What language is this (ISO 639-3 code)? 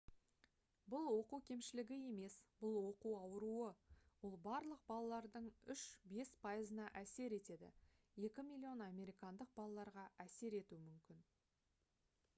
kaz